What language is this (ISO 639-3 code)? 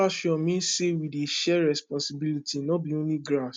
pcm